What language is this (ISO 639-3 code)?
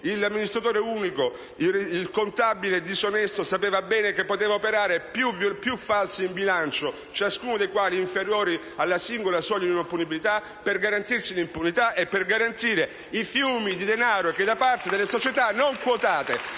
ita